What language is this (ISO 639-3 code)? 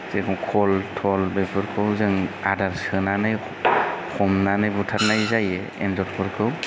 brx